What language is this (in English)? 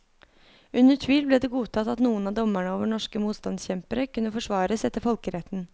Norwegian